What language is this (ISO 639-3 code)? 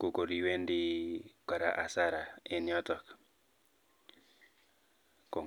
kln